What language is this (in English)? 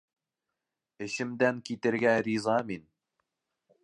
Bashkir